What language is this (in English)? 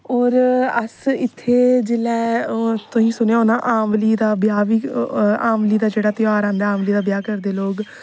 Dogri